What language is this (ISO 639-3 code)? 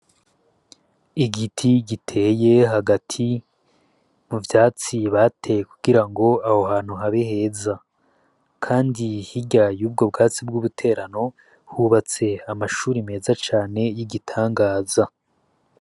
run